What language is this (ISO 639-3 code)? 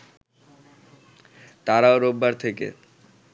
ben